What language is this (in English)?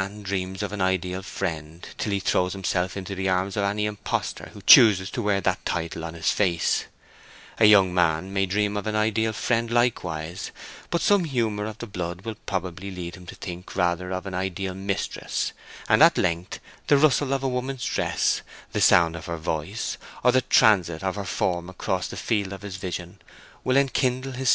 English